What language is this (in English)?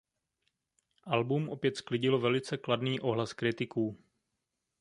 Czech